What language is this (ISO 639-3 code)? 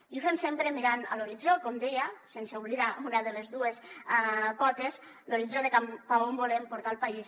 cat